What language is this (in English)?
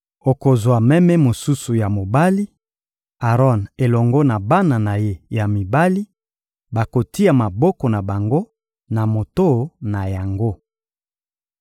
Lingala